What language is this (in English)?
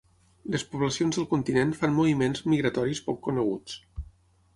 Catalan